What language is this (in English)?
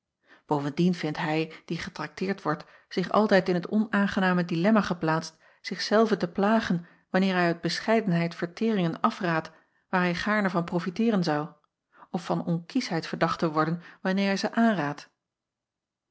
Dutch